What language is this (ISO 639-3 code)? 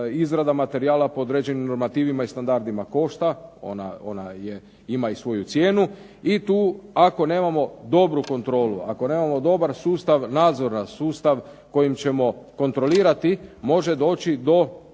hrv